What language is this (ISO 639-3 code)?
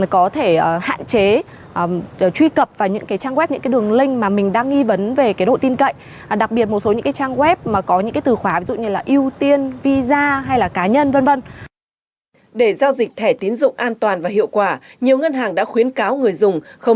vie